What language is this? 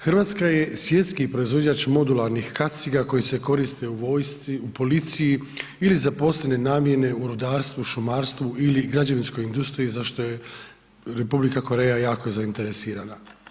Croatian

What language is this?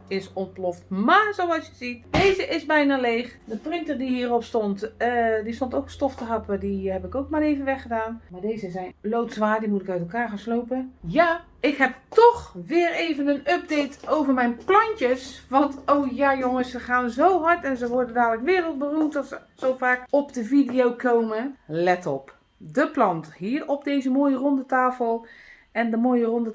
Dutch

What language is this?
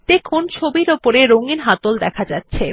Bangla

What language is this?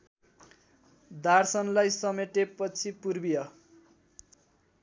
Nepali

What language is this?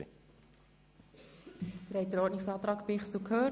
Swiss German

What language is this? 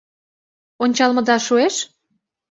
Mari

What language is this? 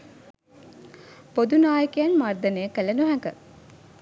Sinhala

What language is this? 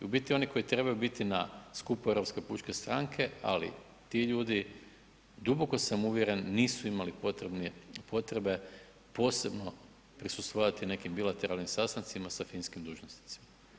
Croatian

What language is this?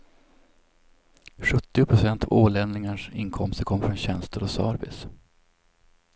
Swedish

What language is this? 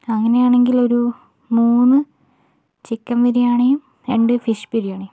Malayalam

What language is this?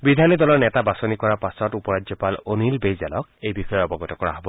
Assamese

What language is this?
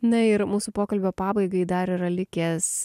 Lithuanian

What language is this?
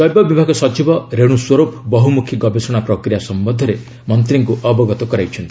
Odia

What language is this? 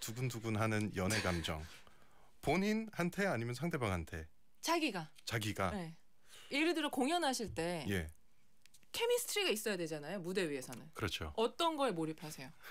Korean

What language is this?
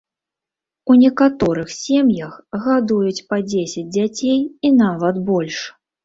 Belarusian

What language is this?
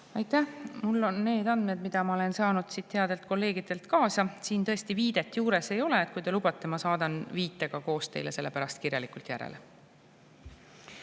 Estonian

